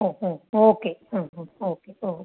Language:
Malayalam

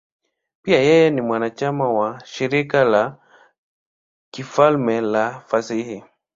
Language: Swahili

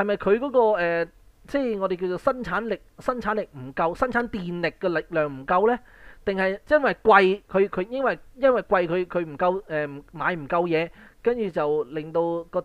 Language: Chinese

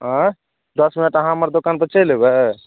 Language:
Maithili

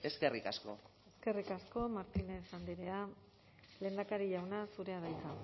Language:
Basque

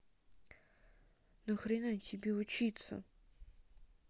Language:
Russian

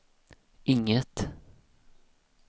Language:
Swedish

